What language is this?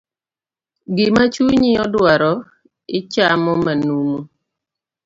Luo (Kenya and Tanzania)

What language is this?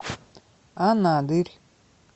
Russian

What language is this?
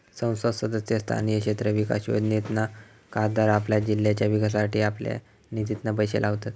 Marathi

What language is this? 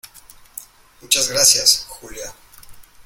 Spanish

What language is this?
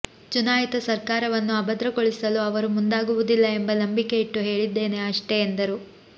Kannada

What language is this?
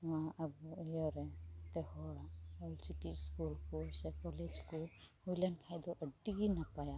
Santali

